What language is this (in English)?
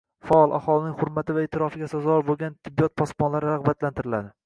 Uzbek